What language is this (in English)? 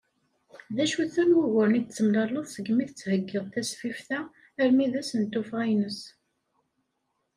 Kabyle